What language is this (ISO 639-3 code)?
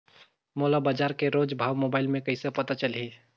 hne